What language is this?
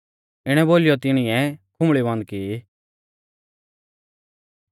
Mahasu Pahari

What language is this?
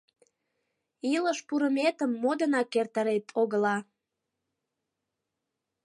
Mari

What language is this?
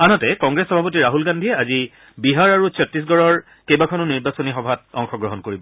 Assamese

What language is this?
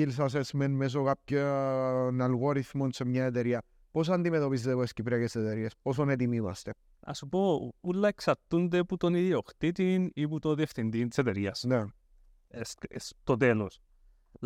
Greek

